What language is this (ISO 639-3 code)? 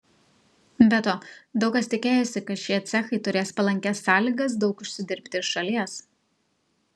lit